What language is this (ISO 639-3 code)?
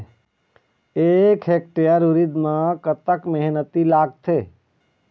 hne